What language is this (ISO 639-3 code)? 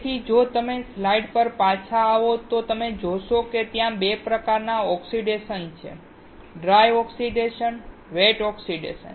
guj